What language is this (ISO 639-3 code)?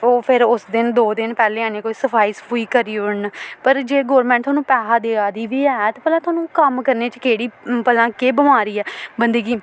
doi